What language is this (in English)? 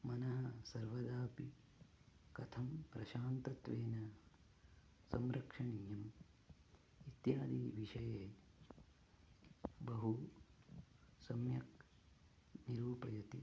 Sanskrit